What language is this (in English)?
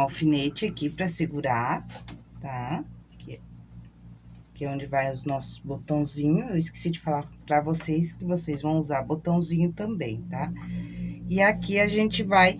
Portuguese